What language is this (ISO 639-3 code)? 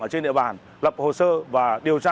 vie